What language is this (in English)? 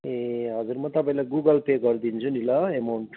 Nepali